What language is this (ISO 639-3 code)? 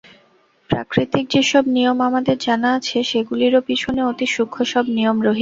ben